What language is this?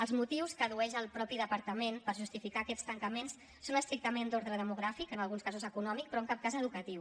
Catalan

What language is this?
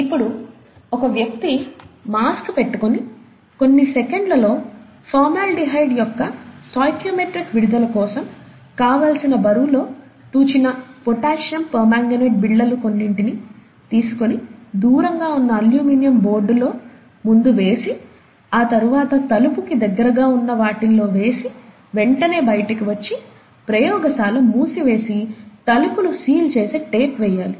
Telugu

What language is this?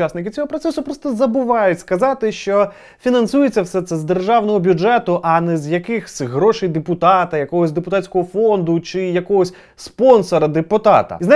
Ukrainian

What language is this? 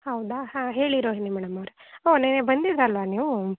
Kannada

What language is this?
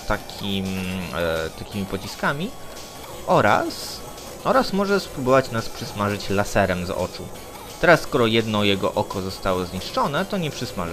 Polish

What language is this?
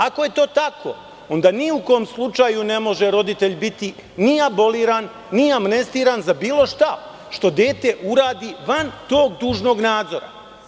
Serbian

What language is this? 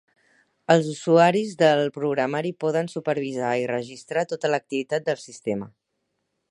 Catalan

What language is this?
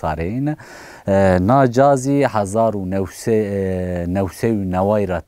Turkish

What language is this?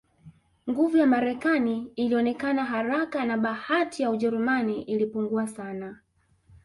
Swahili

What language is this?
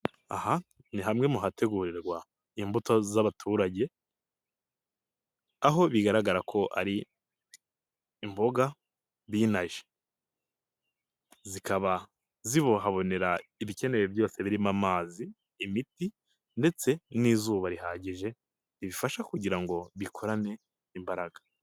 Kinyarwanda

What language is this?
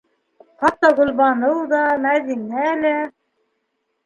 Bashkir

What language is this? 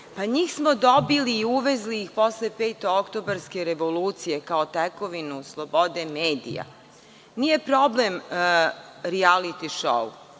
Serbian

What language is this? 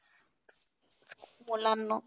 Marathi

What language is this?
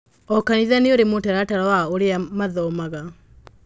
Kikuyu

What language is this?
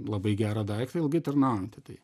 Lithuanian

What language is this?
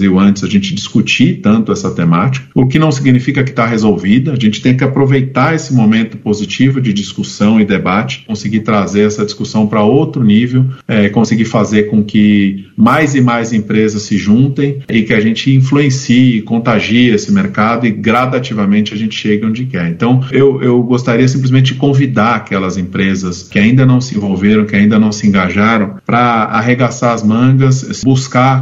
Portuguese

